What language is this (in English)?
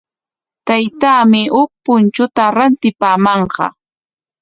Corongo Ancash Quechua